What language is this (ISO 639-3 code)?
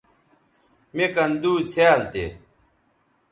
btv